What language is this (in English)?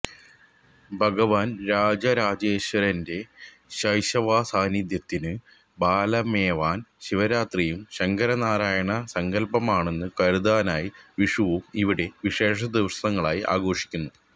Malayalam